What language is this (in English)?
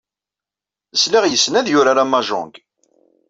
Kabyle